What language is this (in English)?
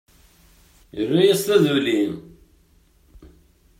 Kabyle